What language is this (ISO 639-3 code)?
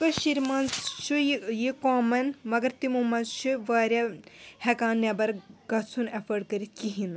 kas